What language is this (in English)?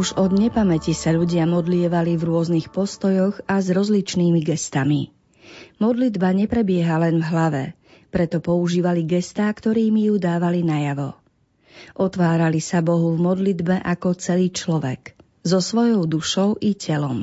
Slovak